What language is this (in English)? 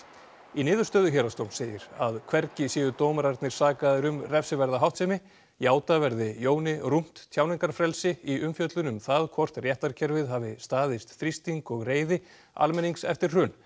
Icelandic